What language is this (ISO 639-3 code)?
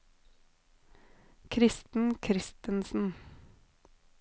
nor